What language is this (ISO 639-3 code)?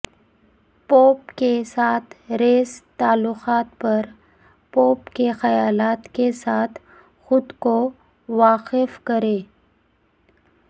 urd